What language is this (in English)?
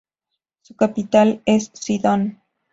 Spanish